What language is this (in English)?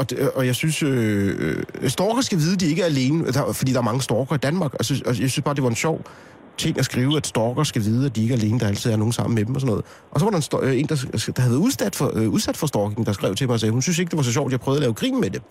Danish